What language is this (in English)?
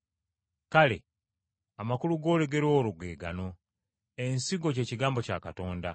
Ganda